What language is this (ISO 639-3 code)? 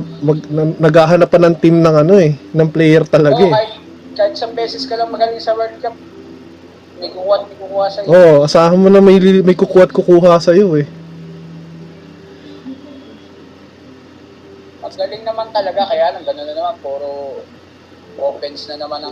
fil